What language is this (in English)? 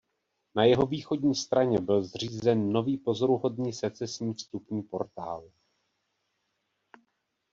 Czech